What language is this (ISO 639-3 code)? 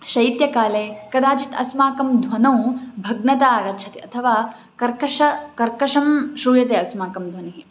san